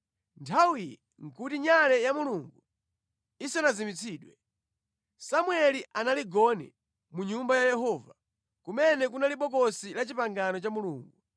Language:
Nyanja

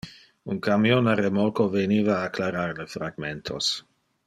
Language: Interlingua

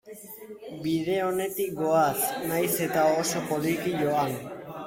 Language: Basque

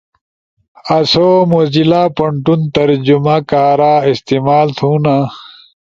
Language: Ushojo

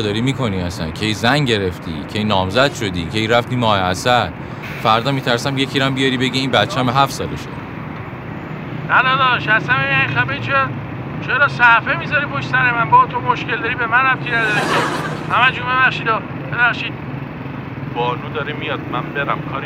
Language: Persian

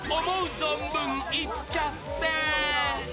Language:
Japanese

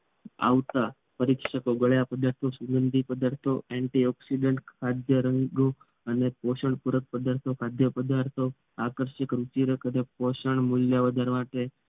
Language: Gujarati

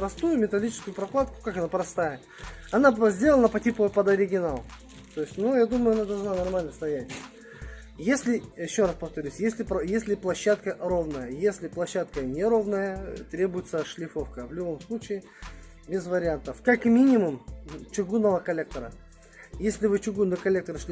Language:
Russian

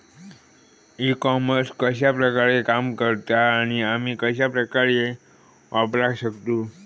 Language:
Marathi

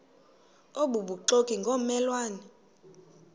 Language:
Xhosa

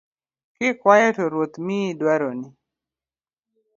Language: Luo (Kenya and Tanzania)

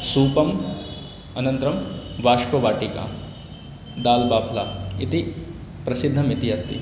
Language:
Sanskrit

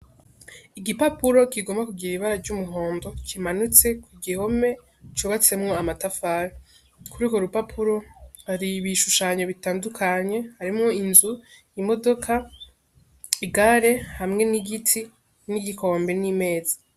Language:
Rundi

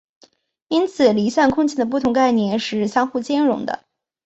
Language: Chinese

